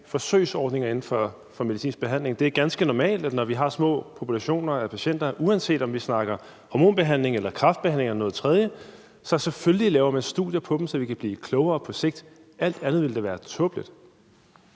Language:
Danish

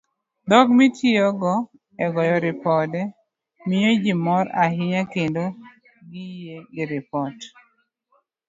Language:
Luo (Kenya and Tanzania)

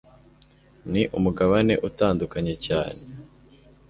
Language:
Kinyarwanda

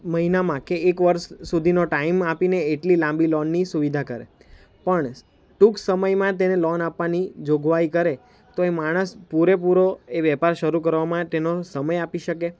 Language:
Gujarati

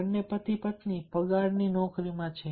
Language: Gujarati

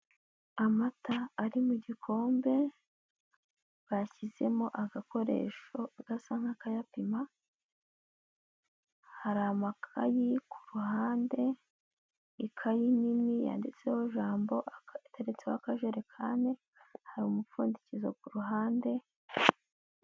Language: Kinyarwanda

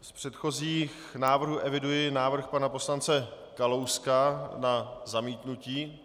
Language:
Czech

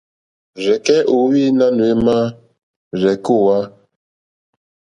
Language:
Mokpwe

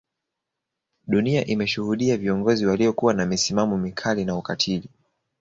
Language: Swahili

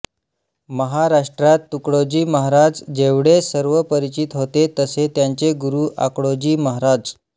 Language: Marathi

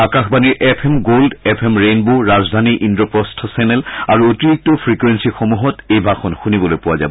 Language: Assamese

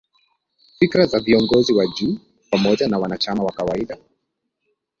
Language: Swahili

